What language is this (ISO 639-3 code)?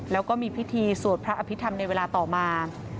tha